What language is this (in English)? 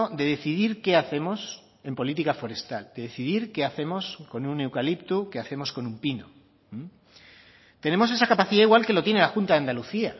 Spanish